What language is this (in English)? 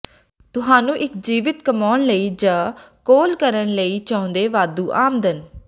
Punjabi